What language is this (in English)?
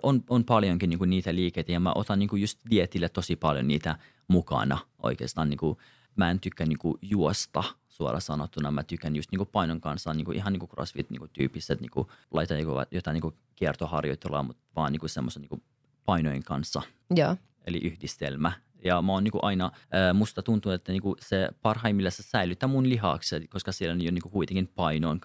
Finnish